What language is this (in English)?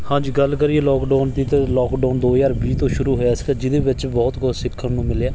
Punjabi